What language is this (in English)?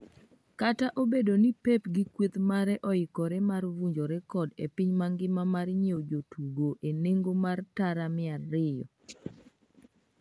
Luo (Kenya and Tanzania)